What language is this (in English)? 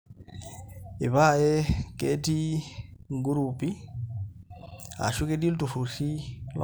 Masai